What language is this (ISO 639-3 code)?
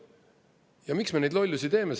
est